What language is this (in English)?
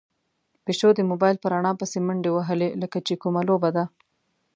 Pashto